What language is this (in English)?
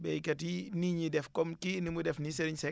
Wolof